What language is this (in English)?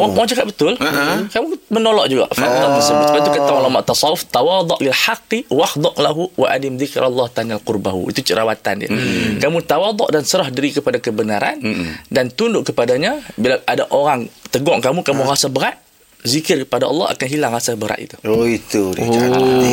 Malay